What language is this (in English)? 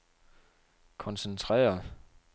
Danish